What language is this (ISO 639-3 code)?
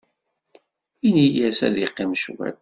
kab